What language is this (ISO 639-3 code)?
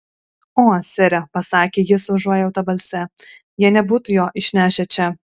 lit